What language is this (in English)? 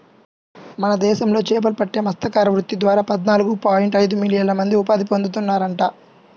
Telugu